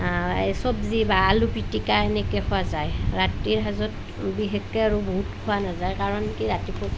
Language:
Assamese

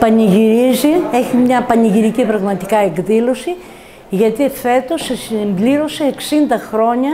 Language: Greek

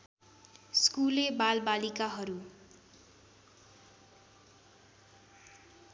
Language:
Nepali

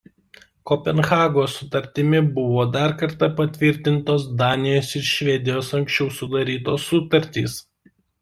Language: Lithuanian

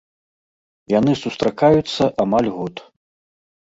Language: Belarusian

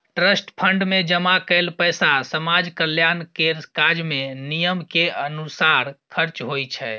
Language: Maithili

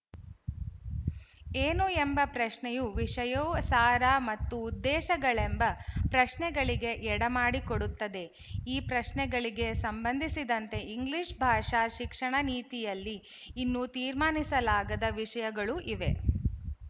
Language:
Kannada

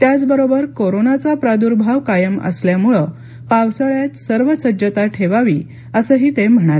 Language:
Marathi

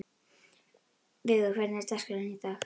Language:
Icelandic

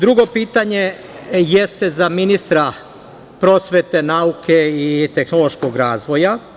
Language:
Serbian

